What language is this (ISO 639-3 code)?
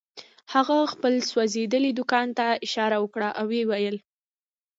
pus